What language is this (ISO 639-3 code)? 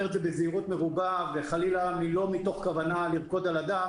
heb